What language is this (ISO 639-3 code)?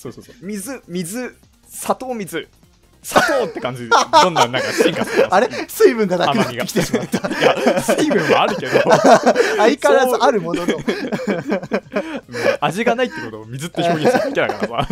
jpn